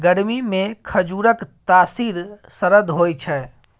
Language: Maithili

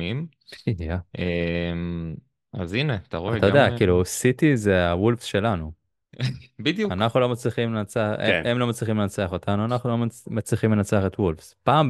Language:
Hebrew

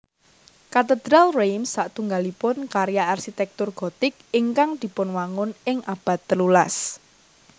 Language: Javanese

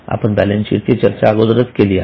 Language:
Marathi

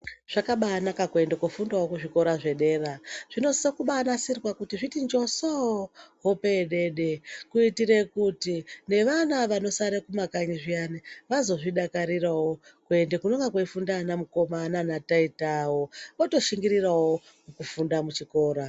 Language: Ndau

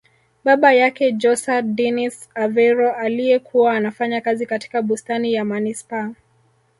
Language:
Swahili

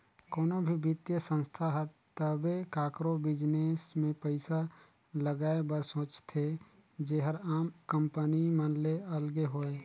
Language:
Chhattisgarhi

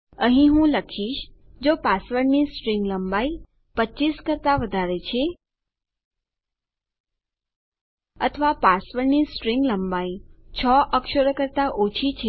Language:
Gujarati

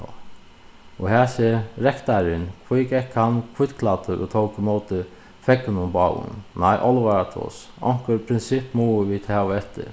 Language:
Faroese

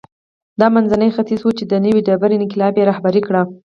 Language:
Pashto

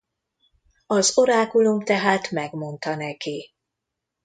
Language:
Hungarian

